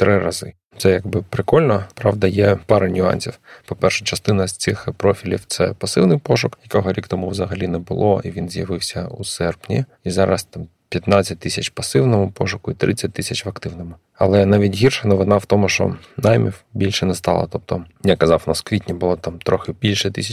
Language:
Ukrainian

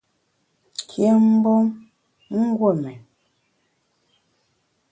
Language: Bamun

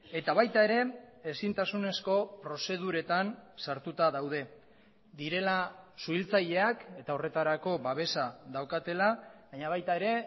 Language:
Basque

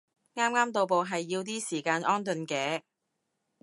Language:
Cantonese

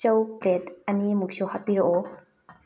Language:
Manipuri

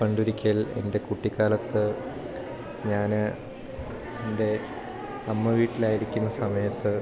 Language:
Malayalam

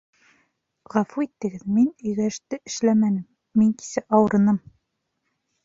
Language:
Bashkir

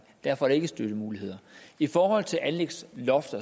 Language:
Danish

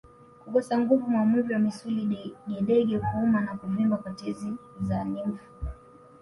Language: Swahili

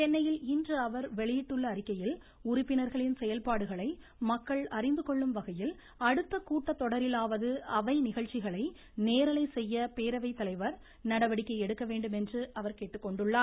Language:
Tamil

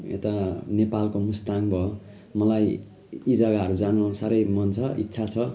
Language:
Nepali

